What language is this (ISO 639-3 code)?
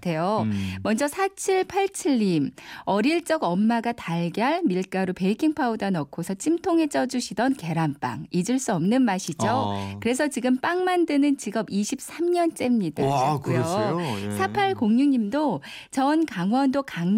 kor